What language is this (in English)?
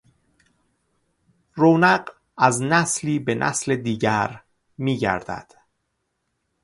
Persian